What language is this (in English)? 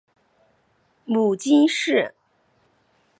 Chinese